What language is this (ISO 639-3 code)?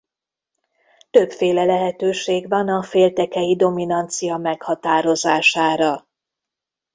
hun